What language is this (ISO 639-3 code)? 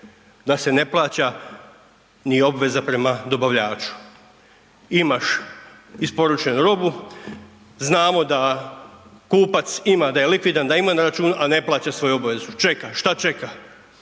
hrv